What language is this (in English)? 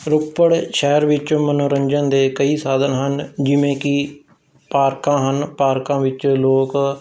Punjabi